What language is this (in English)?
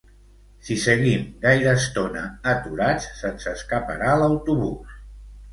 Catalan